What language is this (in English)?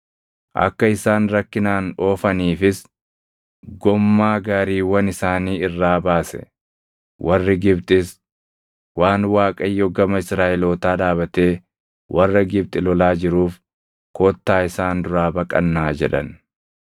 Oromo